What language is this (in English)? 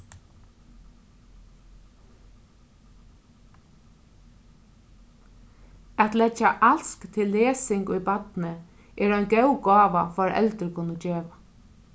Faroese